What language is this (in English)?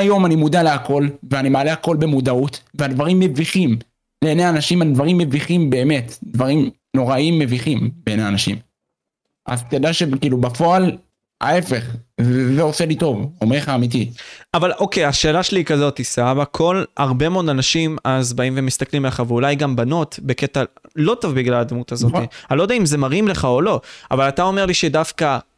Hebrew